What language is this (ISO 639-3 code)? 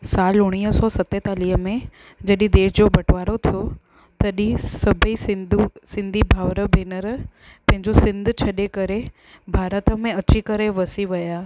snd